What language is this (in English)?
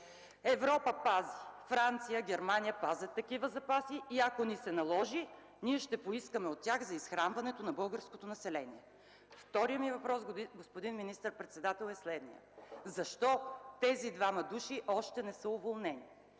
Bulgarian